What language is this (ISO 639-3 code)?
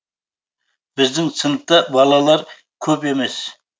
kaz